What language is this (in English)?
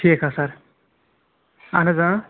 Kashmiri